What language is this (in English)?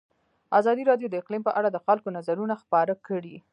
Pashto